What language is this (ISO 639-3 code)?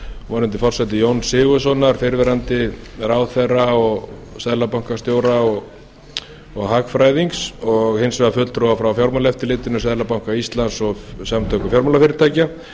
isl